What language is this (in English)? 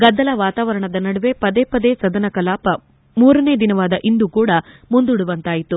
Kannada